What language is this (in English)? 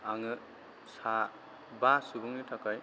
Bodo